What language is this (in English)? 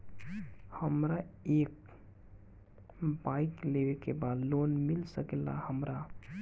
Bhojpuri